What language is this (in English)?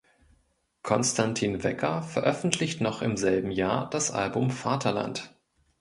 German